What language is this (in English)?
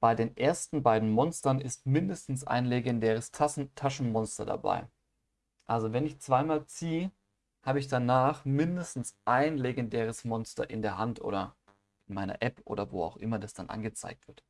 German